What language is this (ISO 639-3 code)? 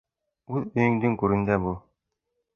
bak